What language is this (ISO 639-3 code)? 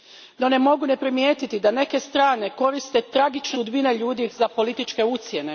hrv